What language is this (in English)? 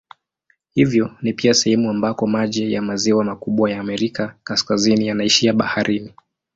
Swahili